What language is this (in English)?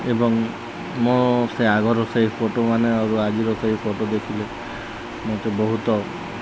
Odia